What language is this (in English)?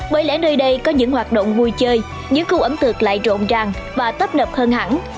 Vietnamese